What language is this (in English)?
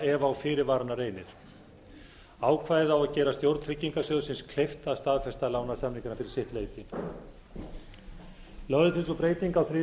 Icelandic